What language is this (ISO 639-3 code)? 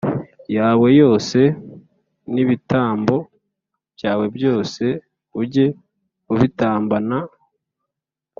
kin